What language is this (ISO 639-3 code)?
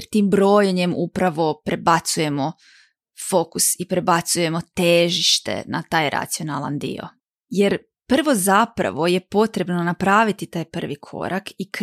hrv